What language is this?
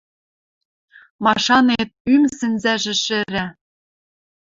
Western Mari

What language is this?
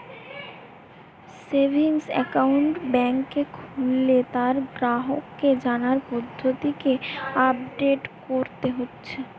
Bangla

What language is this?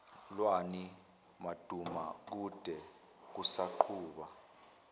Zulu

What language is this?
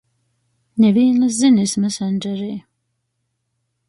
Latgalian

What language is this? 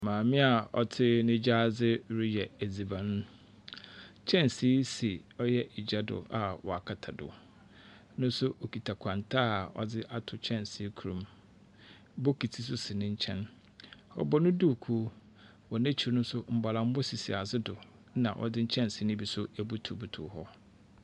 Akan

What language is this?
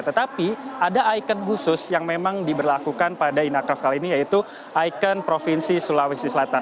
Indonesian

